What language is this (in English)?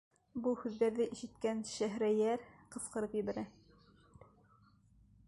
Bashkir